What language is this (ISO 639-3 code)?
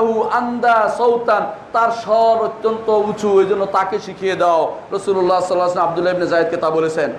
ben